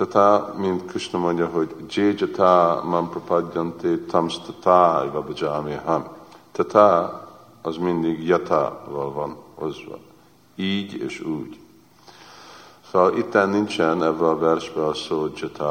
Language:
Hungarian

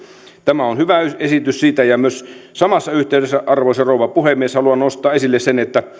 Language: Finnish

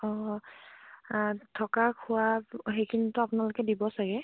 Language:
Assamese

